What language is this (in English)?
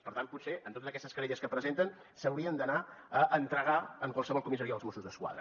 Catalan